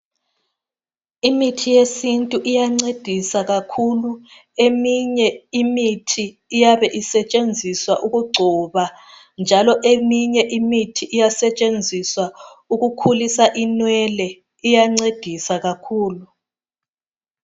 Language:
North Ndebele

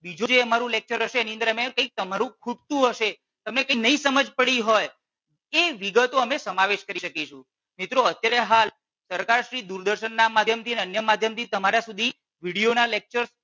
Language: Gujarati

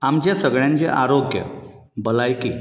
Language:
Konkani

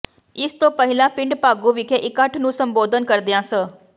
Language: Punjabi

